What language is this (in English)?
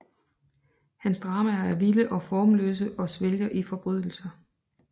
Danish